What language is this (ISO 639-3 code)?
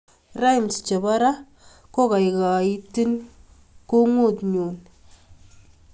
kln